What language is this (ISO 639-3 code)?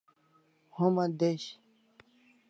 kls